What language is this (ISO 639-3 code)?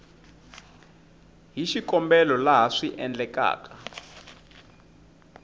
tso